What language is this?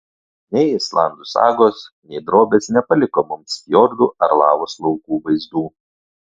Lithuanian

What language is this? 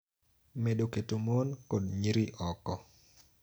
Luo (Kenya and Tanzania)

